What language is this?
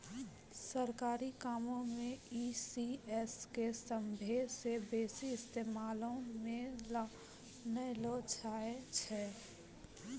Maithili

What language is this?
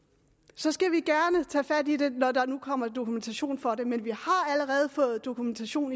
Danish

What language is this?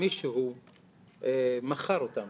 Hebrew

